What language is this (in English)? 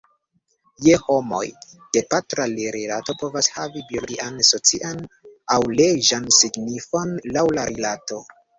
Esperanto